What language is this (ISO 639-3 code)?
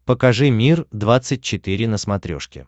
rus